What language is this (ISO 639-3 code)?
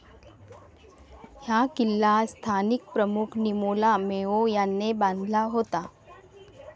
mar